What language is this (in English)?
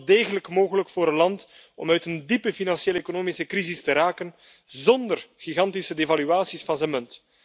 Dutch